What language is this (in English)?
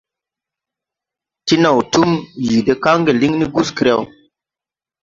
Tupuri